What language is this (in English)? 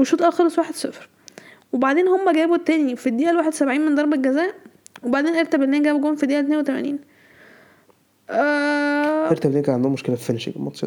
Arabic